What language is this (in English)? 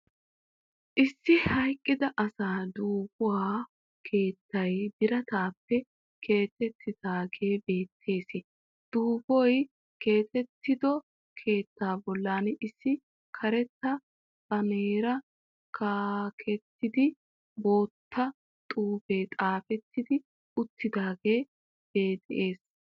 Wolaytta